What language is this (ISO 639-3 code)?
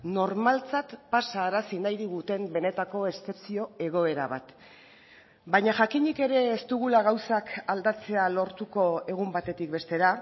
eus